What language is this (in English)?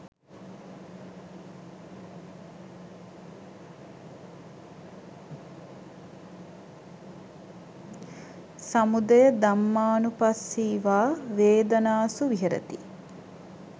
Sinhala